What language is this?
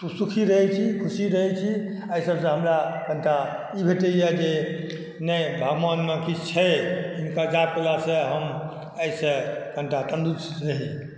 Maithili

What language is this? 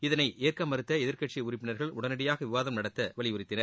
Tamil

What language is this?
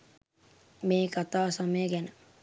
Sinhala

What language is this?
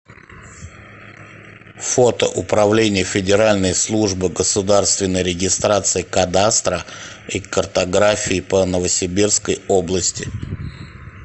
Russian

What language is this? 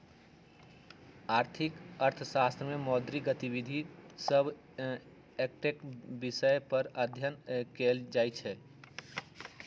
Magahi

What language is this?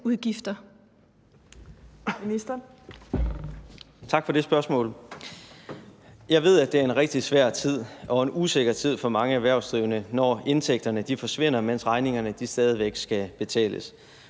Danish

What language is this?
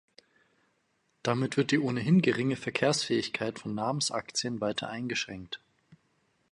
German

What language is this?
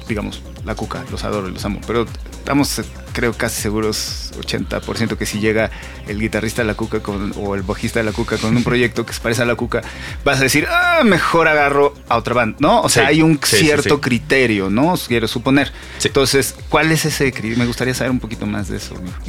Spanish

